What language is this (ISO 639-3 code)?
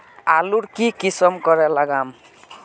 mag